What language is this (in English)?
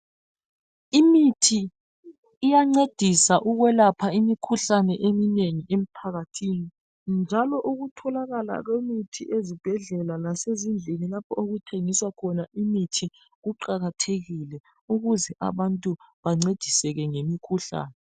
North Ndebele